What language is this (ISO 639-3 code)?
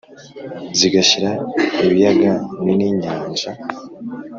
kin